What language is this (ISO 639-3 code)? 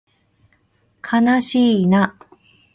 jpn